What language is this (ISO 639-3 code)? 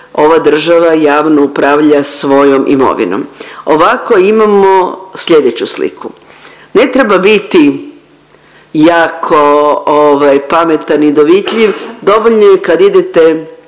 hrv